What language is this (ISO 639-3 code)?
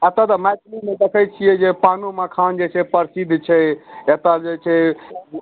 mai